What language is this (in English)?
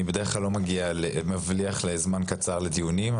Hebrew